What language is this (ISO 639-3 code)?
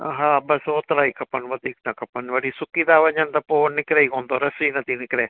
snd